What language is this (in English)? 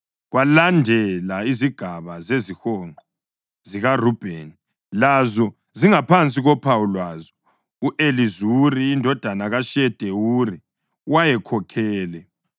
North Ndebele